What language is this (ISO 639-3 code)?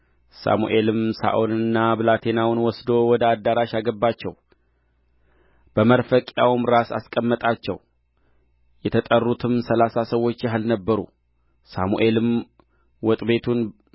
amh